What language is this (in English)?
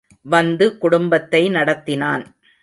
Tamil